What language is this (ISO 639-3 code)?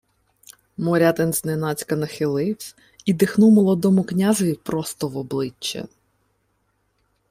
ukr